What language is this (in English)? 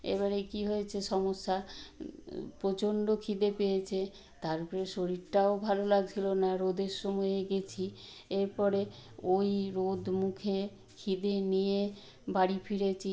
Bangla